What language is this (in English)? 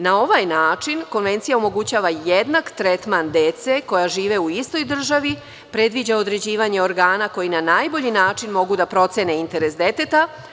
Serbian